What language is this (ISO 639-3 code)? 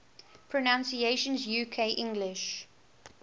eng